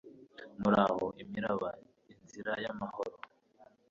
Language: Kinyarwanda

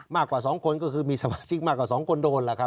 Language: Thai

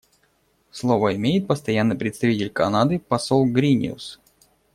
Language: Russian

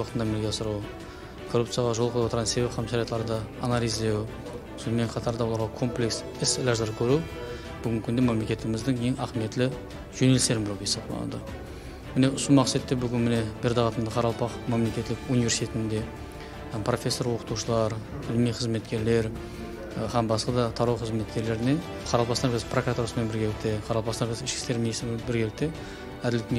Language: Romanian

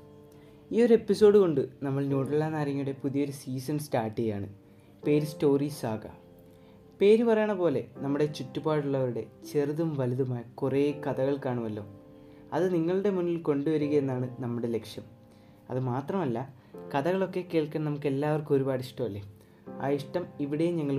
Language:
Malayalam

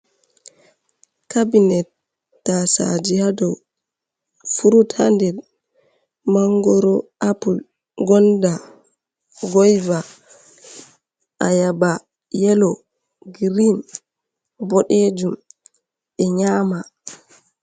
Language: Fula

